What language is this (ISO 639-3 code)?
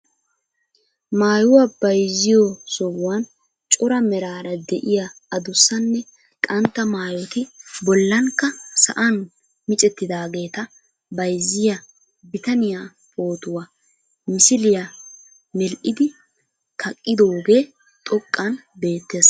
wal